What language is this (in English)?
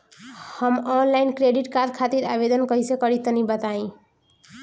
Bhojpuri